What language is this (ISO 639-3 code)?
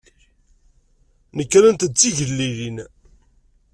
kab